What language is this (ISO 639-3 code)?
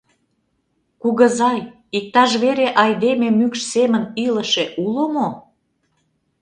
chm